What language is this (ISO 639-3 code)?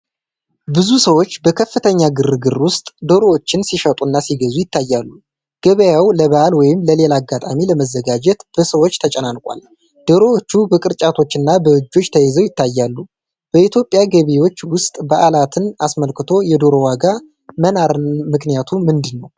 amh